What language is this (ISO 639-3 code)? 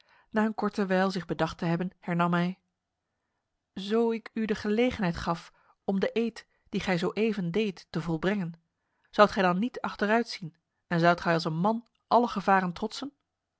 nld